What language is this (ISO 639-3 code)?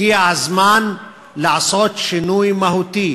heb